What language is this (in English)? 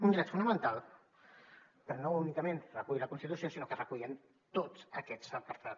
Catalan